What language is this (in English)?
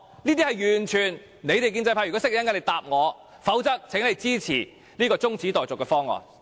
Cantonese